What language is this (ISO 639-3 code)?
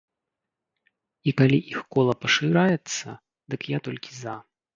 bel